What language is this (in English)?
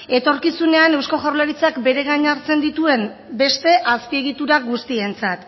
Basque